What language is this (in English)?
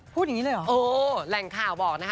Thai